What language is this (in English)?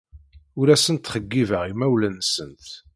Kabyle